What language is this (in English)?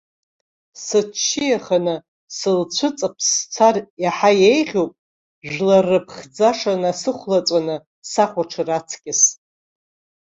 Abkhazian